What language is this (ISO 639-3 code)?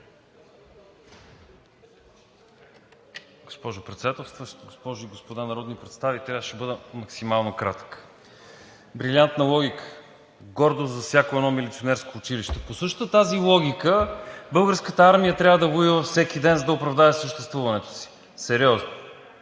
bul